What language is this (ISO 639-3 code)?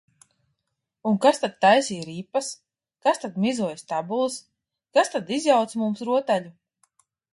lav